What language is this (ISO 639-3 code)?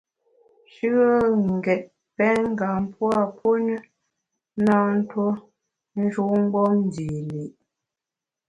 bax